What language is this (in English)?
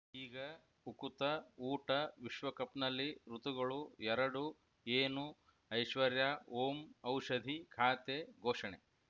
Kannada